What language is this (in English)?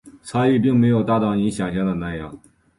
Chinese